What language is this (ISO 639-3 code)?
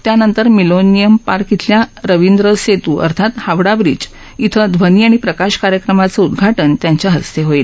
mar